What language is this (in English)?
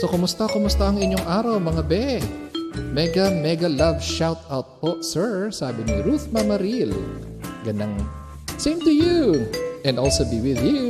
Filipino